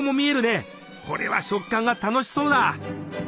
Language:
Japanese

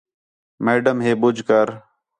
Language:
Khetrani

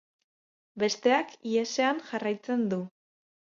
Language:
Basque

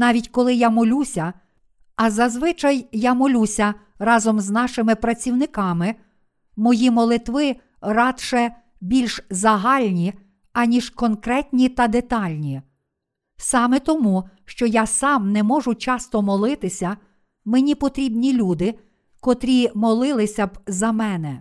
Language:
Ukrainian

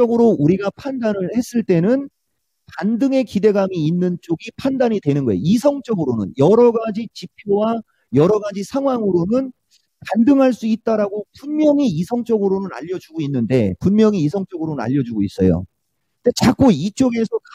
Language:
Korean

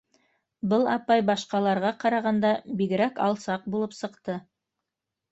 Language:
Bashkir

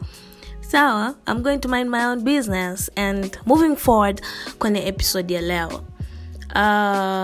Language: Swahili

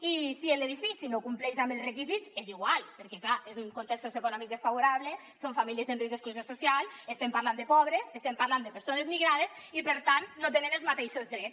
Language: Catalan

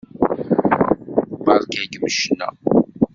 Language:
Kabyle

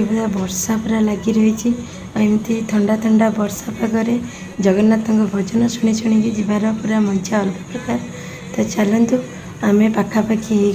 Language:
Hindi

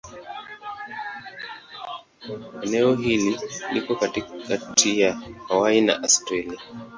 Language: Swahili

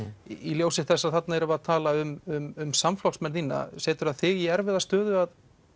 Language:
Icelandic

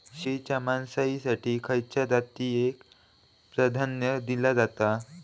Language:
Marathi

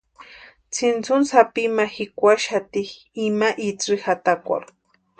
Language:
Western Highland Purepecha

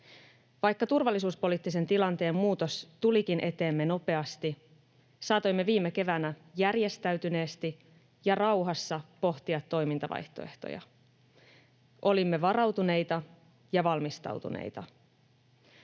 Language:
Finnish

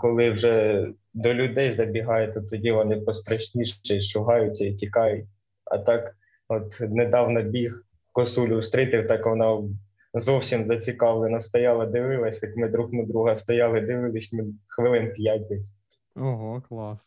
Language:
Ukrainian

